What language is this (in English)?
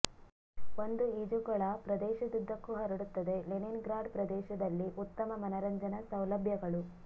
Kannada